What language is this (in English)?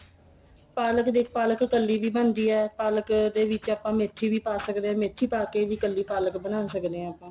Punjabi